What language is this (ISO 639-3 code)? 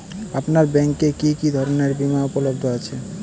ben